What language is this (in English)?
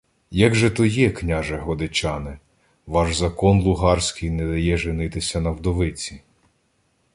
Ukrainian